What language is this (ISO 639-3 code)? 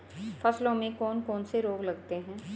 hin